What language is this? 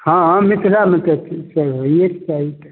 Maithili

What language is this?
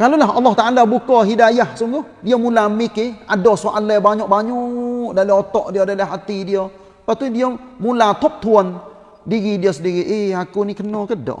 Malay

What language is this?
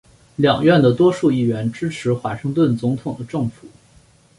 Chinese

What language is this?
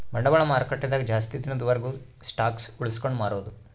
Kannada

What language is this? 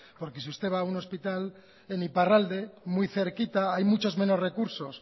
Spanish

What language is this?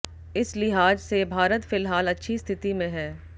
Hindi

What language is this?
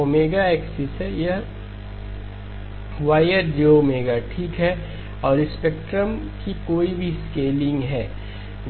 Hindi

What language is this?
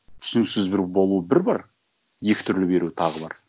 Kazakh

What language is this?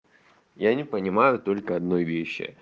Russian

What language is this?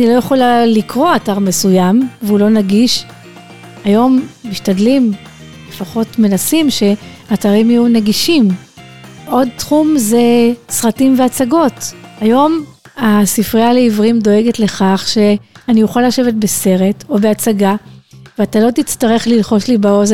Hebrew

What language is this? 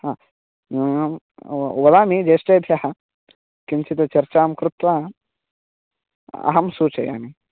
Sanskrit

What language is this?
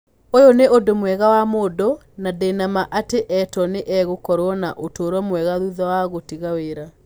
Kikuyu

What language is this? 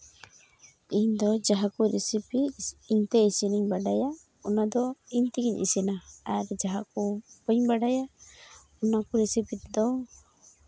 Santali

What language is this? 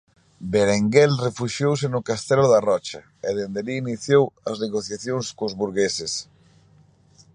Galician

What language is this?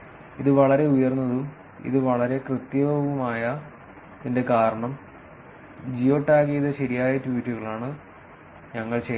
Malayalam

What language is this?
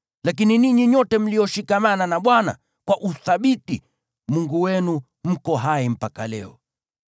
Swahili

